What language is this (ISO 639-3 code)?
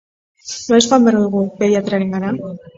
eus